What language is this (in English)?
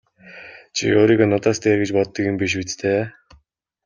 Mongolian